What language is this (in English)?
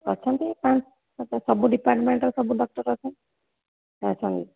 Odia